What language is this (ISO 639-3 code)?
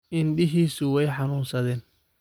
som